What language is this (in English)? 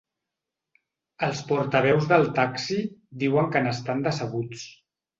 Catalan